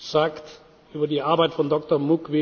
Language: German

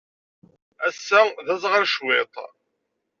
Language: Kabyle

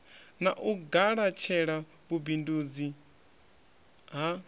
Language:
Venda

